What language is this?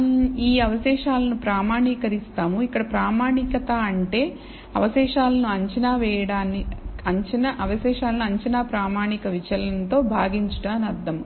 Telugu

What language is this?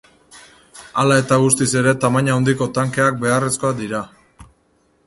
Basque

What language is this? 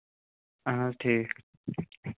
Kashmiri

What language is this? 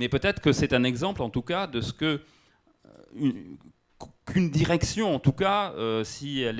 French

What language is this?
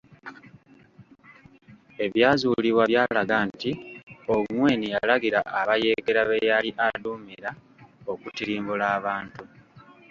Ganda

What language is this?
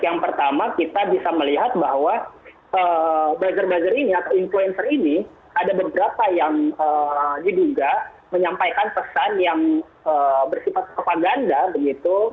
Indonesian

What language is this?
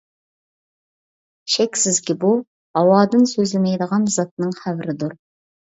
Uyghur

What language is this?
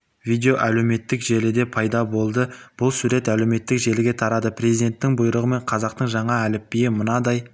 Kazakh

